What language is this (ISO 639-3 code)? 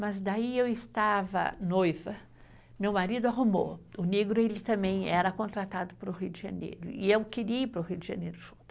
por